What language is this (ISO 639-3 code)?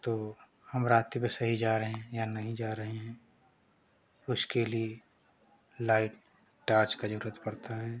hin